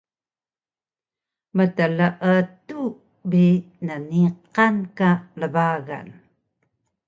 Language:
Taroko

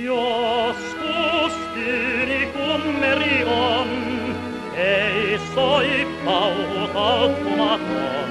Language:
Finnish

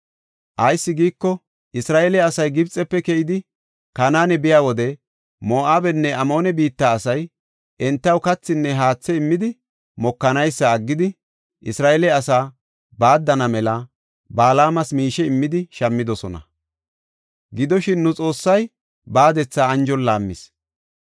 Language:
Gofa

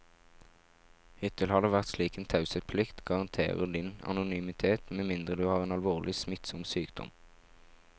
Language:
Norwegian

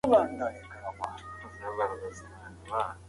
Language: Pashto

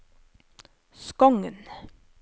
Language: Norwegian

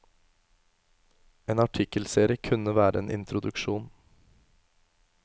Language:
Norwegian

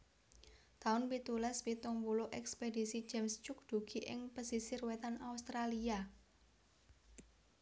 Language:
Javanese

